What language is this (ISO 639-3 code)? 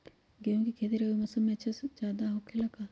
mag